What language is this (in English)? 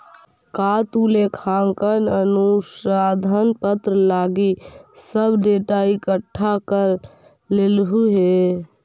Magahi